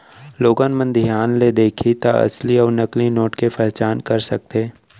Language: Chhattisgarhi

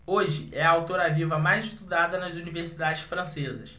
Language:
Portuguese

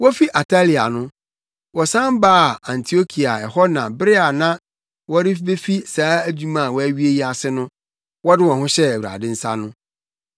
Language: Akan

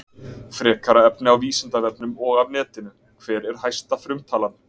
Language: Icelandic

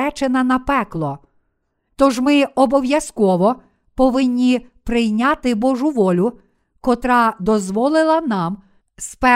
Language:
Ukrainian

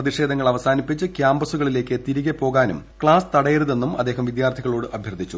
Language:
Malayalam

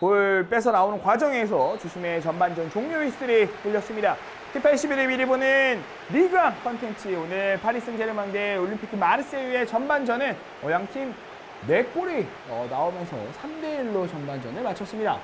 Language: Korean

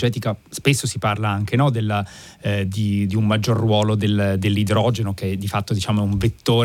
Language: Italian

